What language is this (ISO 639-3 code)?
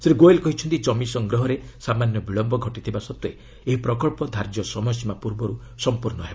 ori